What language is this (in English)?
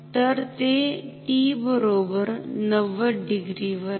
Marathi